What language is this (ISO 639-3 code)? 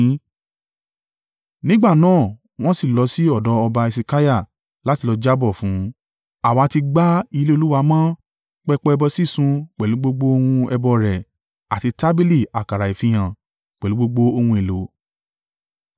yor